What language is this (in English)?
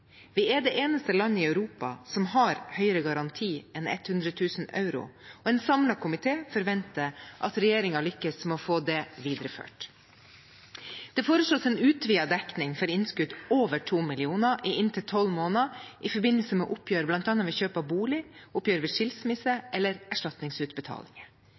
Norwegian Bokmål